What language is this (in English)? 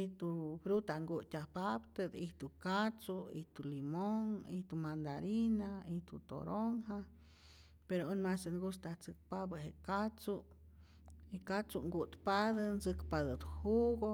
Rayón Zoque